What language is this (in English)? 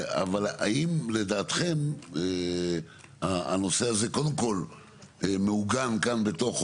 Hebrew